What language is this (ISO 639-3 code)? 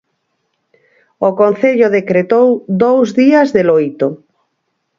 glg